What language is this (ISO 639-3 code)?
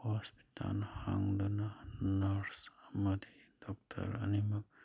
mni